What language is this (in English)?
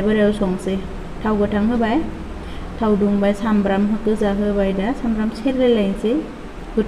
Thai